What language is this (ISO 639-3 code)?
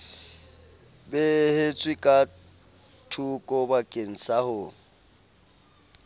sot